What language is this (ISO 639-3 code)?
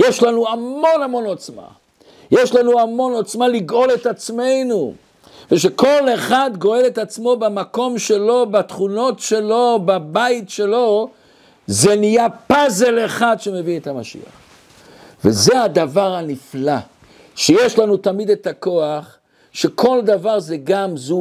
heb